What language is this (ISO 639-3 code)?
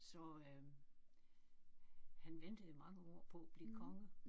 dan